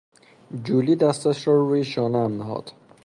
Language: Persian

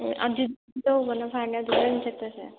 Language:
Manipuri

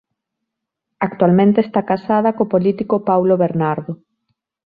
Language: Galician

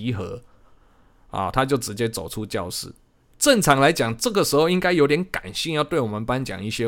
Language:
Chinese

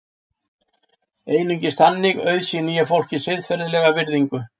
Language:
Icelandic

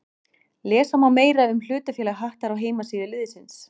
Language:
Icelandic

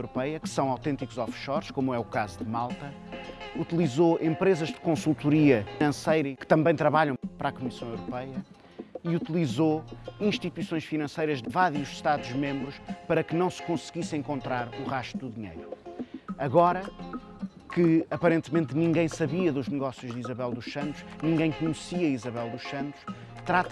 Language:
Portuguese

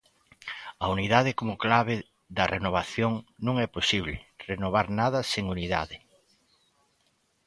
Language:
Galician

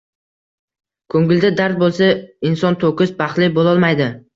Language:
Uzbek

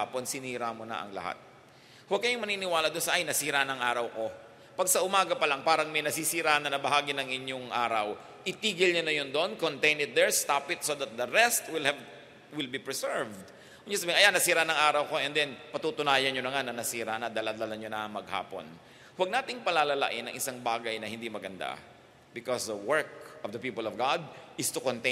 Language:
Filipino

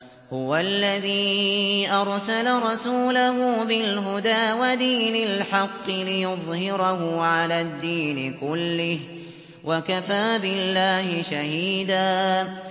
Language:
Arabic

